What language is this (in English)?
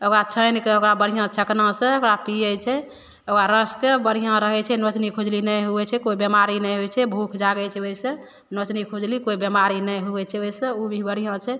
Maithili